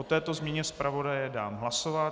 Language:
Czech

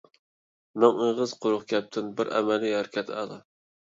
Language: Uyghur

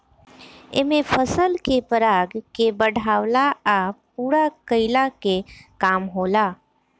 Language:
Bhojpuri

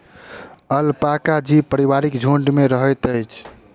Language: Maithili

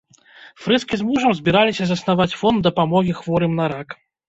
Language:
Belarusian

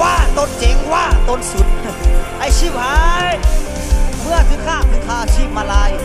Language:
Thai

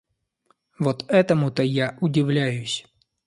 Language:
Russian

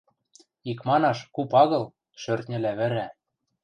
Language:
Western Mari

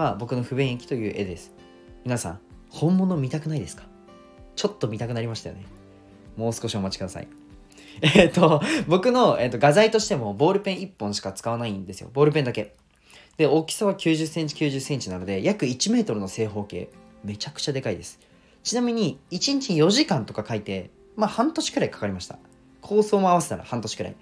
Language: Japanese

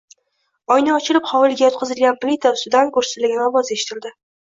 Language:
Uzbek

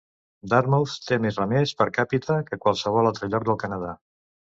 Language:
Catalan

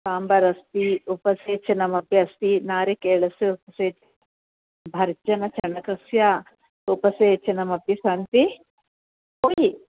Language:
Sanskrit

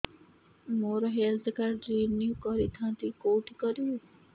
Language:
Odia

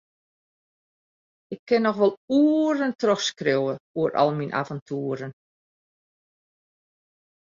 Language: Western Frisian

